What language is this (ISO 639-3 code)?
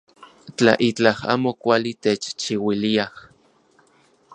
ncx